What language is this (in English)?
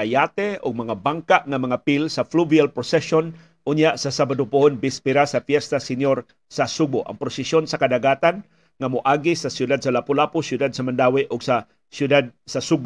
Filipino